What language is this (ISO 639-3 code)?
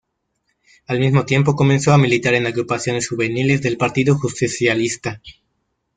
spa